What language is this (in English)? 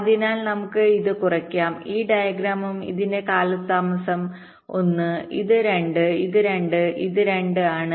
Malayalam